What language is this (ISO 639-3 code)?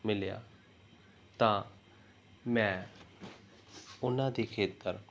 pan